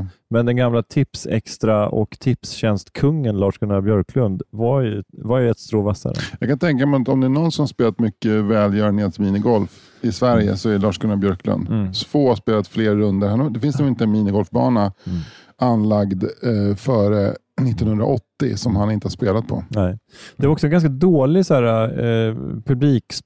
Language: Swedish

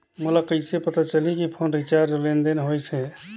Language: Chhattisgarhi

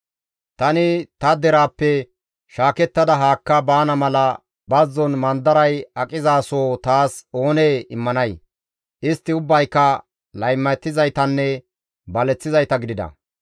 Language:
Gamo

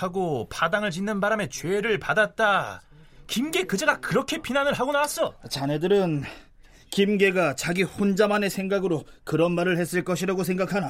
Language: Korean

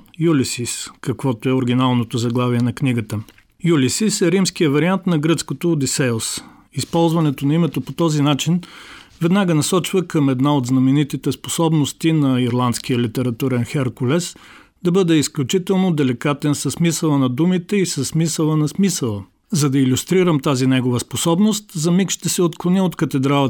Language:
Bulgarian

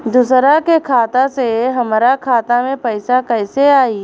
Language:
Bhojpuri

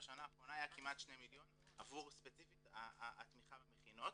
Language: Hebrew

